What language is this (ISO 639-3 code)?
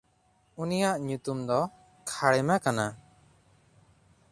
sat